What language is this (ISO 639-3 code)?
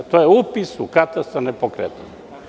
srp